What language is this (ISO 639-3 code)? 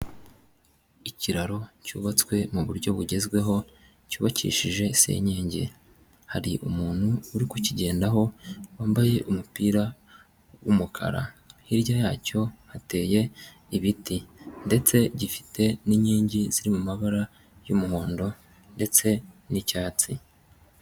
kin